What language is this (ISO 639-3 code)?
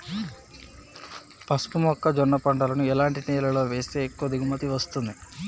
tel